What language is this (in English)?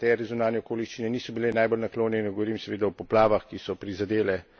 Slovenian